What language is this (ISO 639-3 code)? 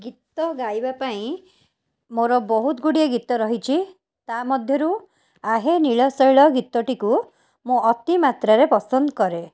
ori